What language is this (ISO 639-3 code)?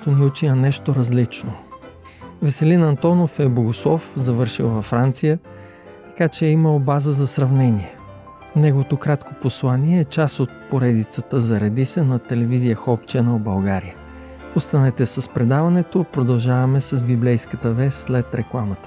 bul